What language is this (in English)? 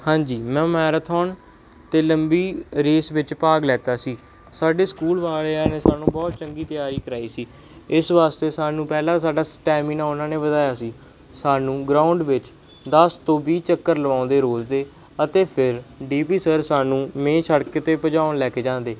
Punjabi